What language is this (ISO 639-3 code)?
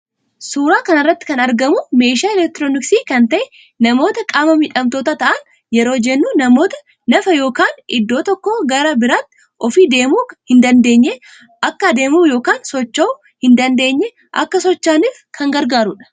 orm